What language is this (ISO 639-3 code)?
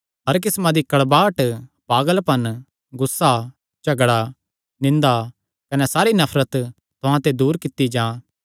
xnr